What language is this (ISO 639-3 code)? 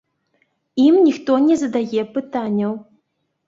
bel